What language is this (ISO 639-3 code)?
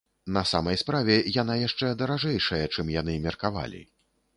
bel